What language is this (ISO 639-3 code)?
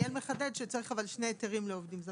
heb